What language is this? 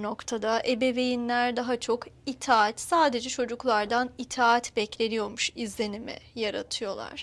Turkish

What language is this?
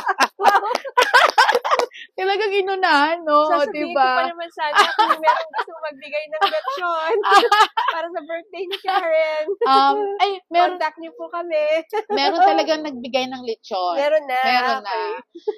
Filipino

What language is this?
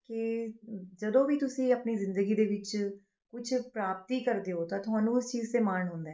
Punjabi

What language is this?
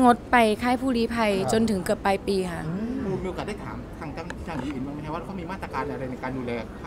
Thai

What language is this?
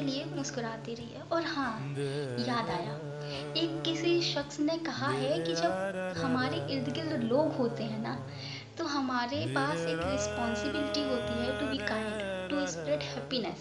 Hindi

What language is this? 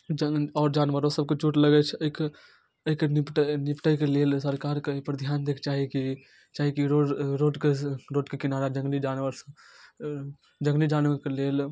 Maithili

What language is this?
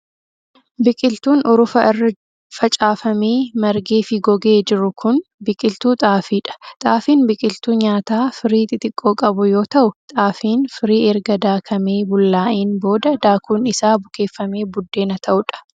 Oromo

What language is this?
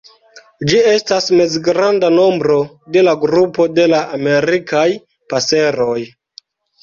Esperanto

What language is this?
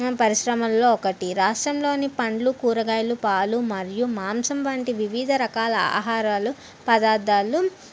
Telugu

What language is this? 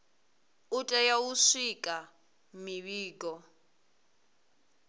Venda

